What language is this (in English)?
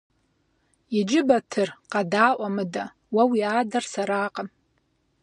Kabardian